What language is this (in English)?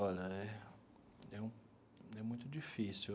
Portuguese